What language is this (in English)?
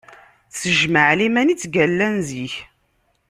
Kabyle